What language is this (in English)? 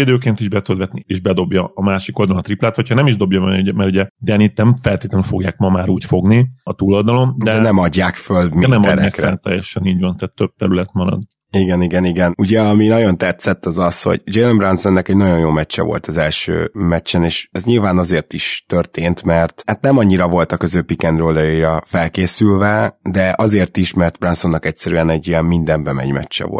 Hungarian